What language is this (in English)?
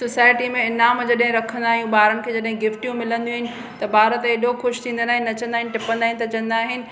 Sindhi